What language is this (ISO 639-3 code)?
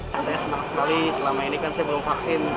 ind